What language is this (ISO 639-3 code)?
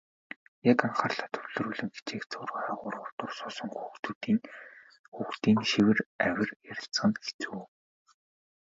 mon